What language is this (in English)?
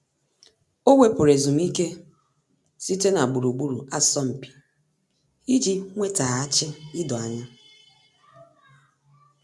Igbo